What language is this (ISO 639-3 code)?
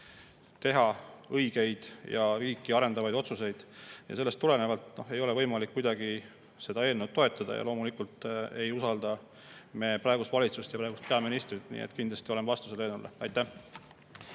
est